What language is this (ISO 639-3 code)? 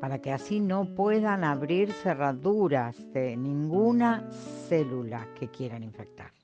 spa